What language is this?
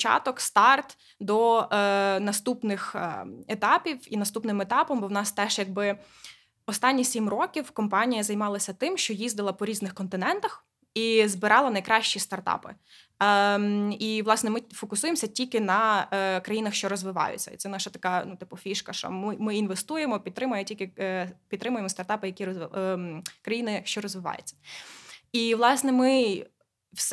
Ukrainian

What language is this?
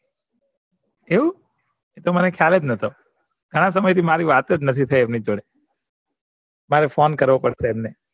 Gujarati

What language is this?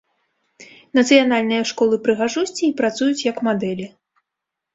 Belarusian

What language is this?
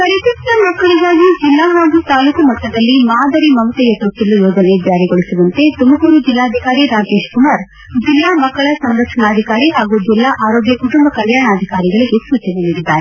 Kannada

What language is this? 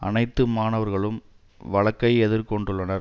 Tamil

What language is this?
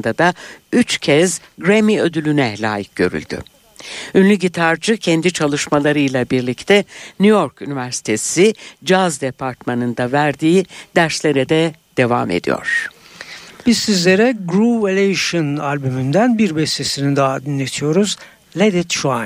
Turkish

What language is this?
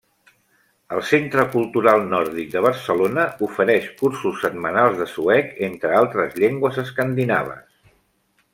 Catalan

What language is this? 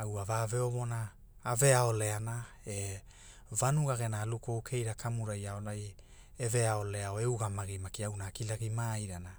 Hula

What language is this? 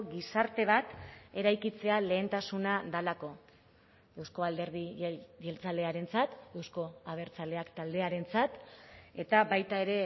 Basque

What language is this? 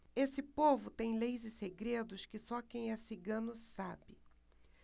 Portuguese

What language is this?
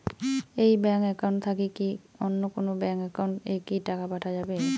Bangla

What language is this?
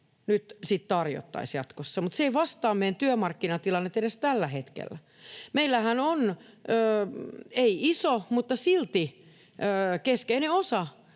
Finnish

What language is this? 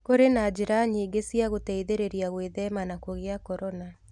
Kikuyu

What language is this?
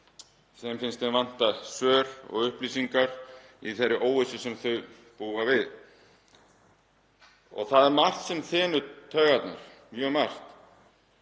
Icelandic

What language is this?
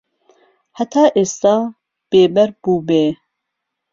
Central Kurdish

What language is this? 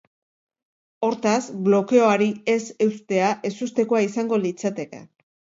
Basque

